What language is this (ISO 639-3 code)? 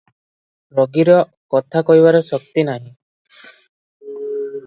ori